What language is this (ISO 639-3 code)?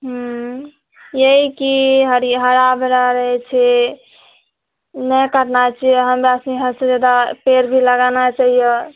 mai